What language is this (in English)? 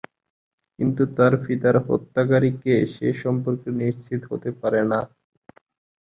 Bangla